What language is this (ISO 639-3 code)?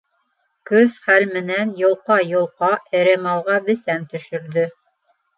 bak